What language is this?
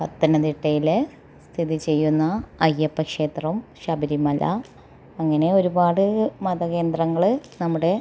Malayalam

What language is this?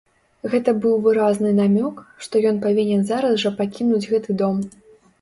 Belarusian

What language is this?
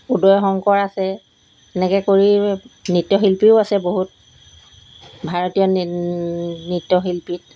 Assamese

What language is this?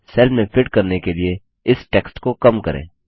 Hindi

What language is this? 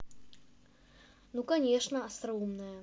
Russian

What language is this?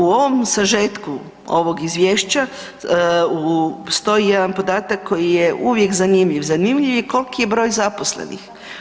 Croatian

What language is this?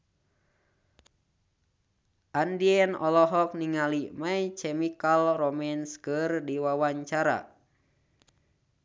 Sundanese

